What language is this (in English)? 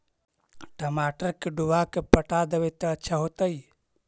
Magahi